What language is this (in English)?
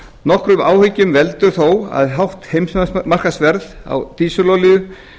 Icelandic